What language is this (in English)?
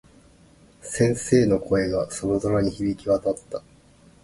Japanese